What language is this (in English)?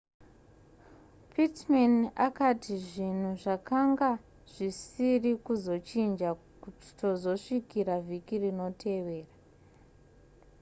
Shona